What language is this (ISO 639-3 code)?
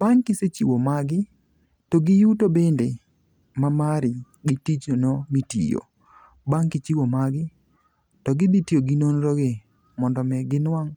luo